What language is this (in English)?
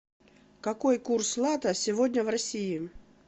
Russian